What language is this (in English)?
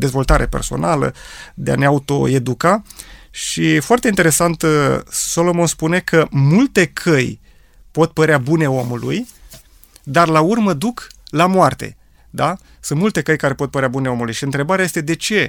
Romanian